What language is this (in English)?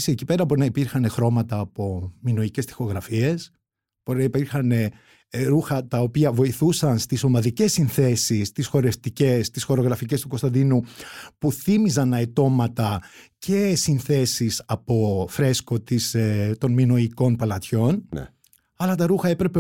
Greek